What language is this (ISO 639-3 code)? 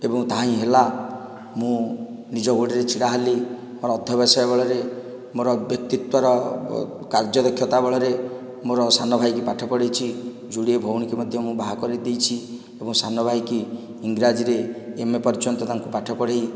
ori